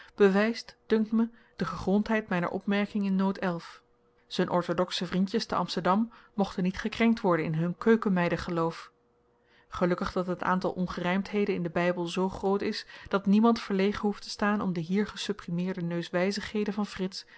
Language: Dutch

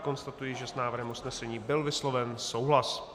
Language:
Czech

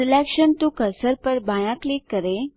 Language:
Hindi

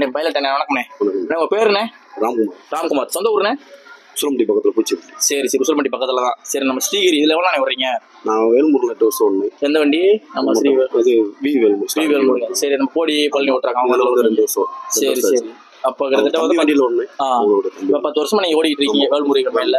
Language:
Tamil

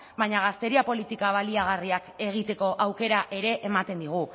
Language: Basque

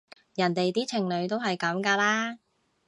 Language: Cantonese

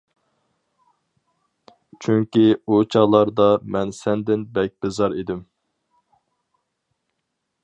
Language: Uyghur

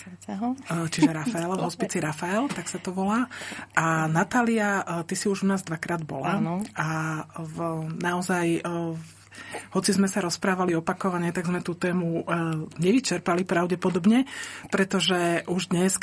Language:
Slovak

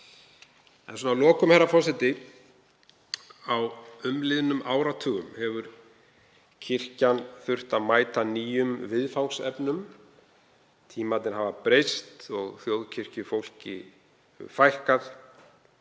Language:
Icelandic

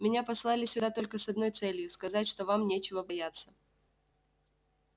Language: Russian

